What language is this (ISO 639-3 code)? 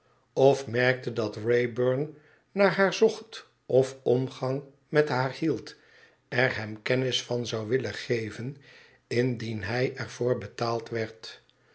nld